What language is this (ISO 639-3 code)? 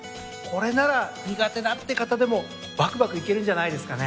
jpn